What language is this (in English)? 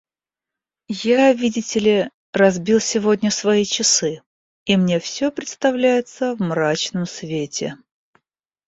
Russian